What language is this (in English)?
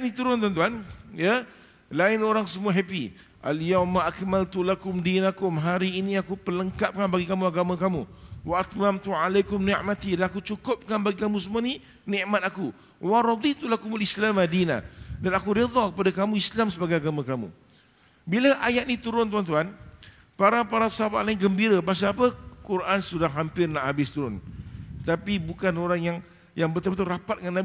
Malay